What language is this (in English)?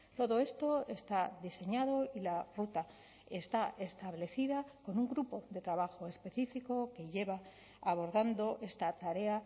Spanish